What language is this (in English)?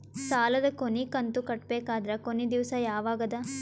Kannada